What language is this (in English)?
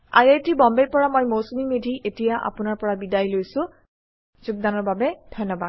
Assamese